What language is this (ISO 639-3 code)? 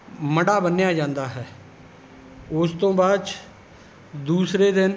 pan